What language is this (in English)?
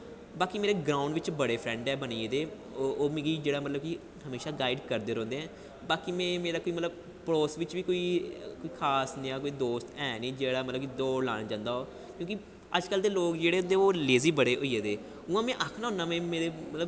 Dogri